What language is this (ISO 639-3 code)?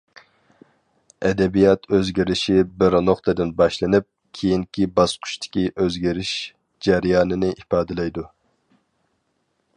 uig